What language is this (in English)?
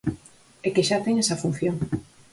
Galician